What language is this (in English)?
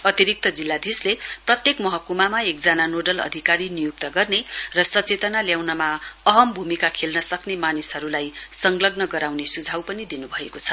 Nepali